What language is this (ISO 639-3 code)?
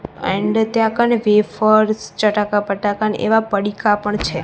guj